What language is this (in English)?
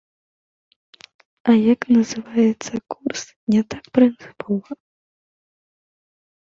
Belarusian